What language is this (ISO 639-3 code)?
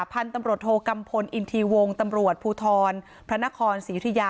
tha